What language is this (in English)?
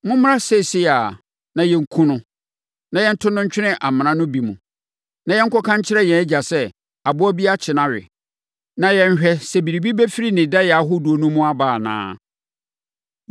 Akan